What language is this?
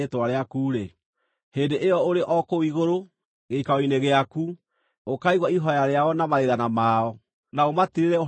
Kikuyu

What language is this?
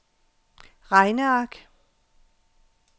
Danish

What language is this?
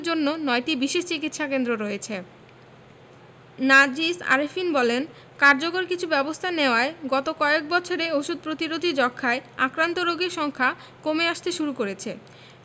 Bangla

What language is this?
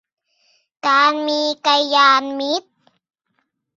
Thai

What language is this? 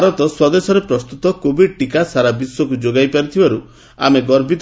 Odia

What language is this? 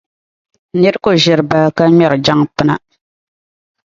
Dagbani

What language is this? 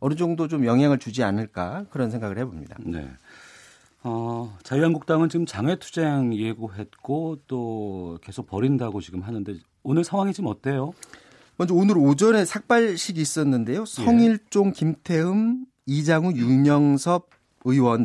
Korean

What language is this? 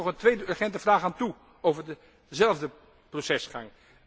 Dutch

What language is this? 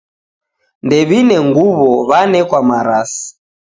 Taita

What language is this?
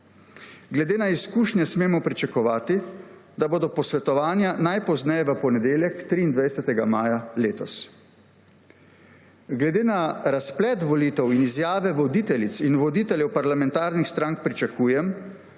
Slovenian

